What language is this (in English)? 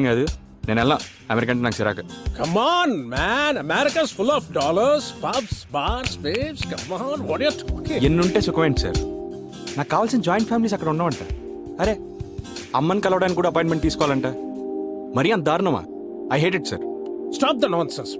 Hindi